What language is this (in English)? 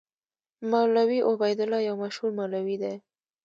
Pashto